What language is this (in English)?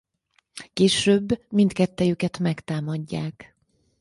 Hungarian